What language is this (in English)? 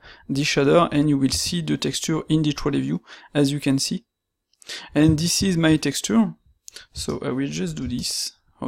French